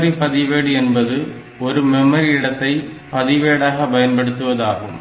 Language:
Tamil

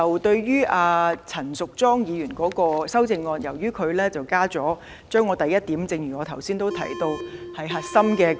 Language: Cantonese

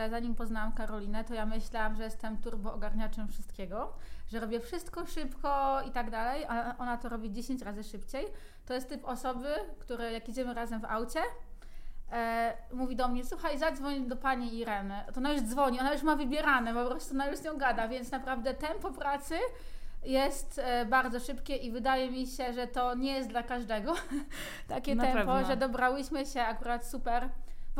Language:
Polish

